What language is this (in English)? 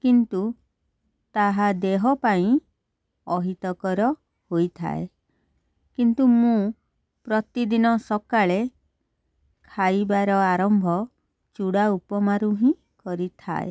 Odia